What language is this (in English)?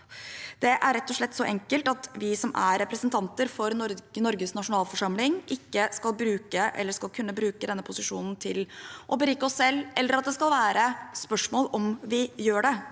Norwegian